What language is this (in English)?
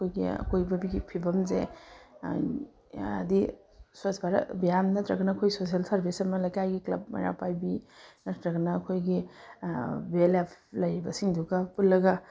Manipuri